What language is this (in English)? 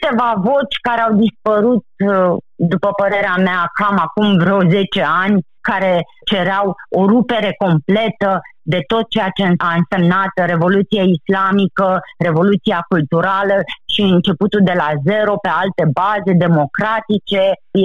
Romanian